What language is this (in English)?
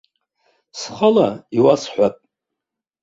Abkhazian